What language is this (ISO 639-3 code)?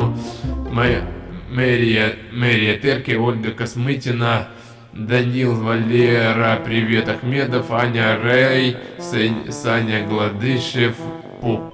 rus